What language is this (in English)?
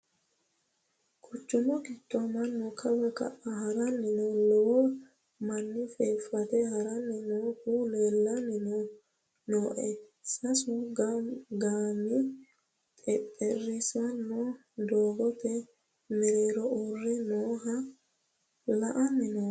Sidamo